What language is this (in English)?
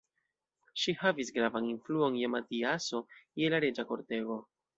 Esperanto